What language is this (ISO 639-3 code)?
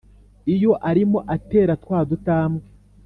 kin